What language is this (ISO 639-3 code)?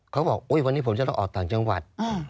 tha